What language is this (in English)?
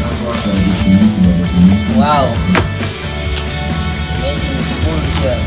Indonesian